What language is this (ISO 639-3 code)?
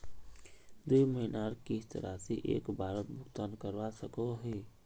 mag